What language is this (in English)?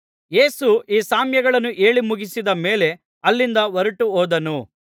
Kannada